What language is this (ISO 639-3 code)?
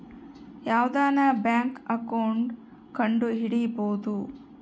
kan